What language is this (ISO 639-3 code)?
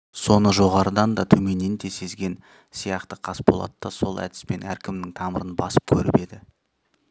kaz